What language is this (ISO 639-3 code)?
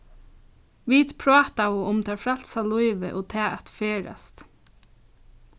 fao